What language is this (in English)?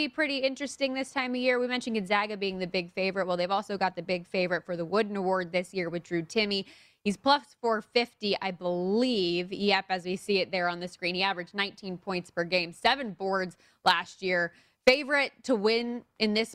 English